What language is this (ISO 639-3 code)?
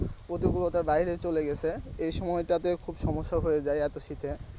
ben